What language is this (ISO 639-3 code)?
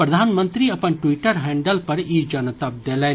mai